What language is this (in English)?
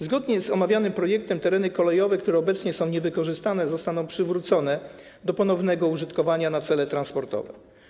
Polish